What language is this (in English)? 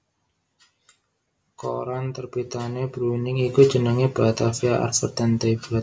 Javanese